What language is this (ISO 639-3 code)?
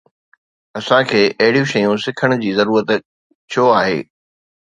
snd